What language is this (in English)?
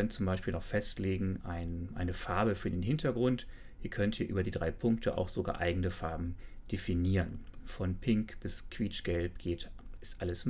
German